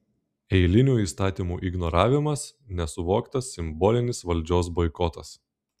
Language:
Lithuanian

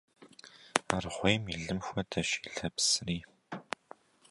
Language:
Kabardian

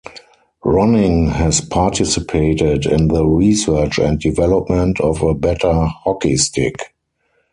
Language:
English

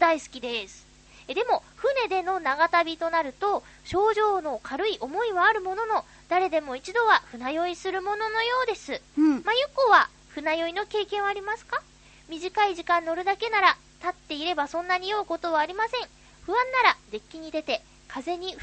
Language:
Japanese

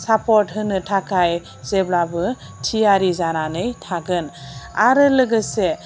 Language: Bodo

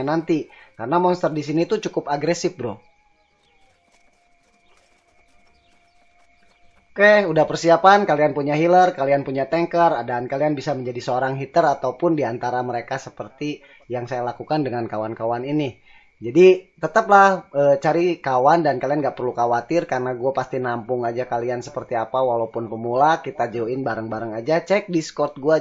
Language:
Indonesian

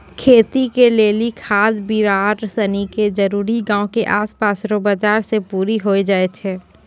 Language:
Maithili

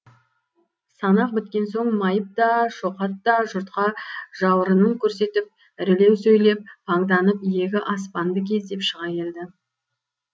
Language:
Kazakh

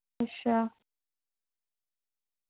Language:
Dogri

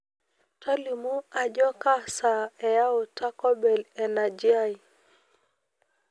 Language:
Masai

